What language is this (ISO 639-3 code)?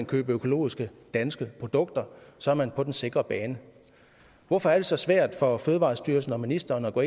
dan